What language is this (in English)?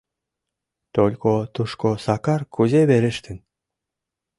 Mari